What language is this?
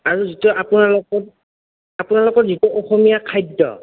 Assamese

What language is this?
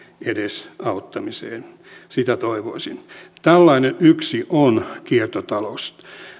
Finnish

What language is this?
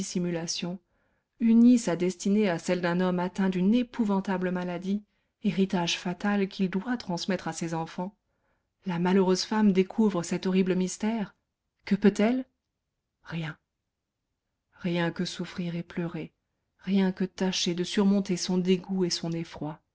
French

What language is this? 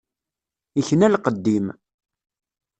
Kabyle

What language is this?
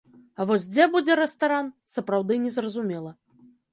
Belarusian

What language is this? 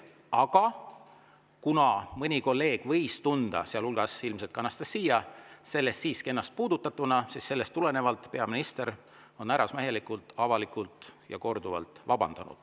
Estonian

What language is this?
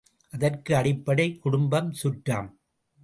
Tamil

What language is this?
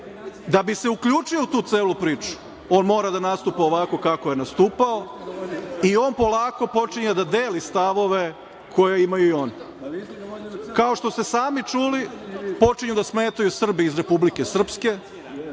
Serbian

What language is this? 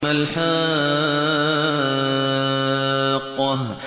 Arabic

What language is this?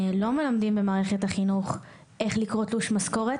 Hebrew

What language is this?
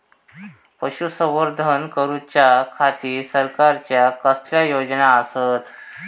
Marathi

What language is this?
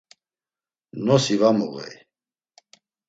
Laz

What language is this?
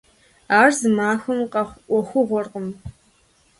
Kabardian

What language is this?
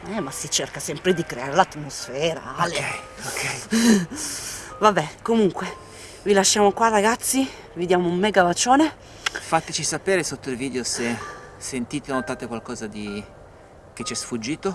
Italian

